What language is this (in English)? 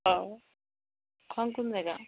Assamese